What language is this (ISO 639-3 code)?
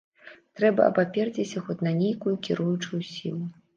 bel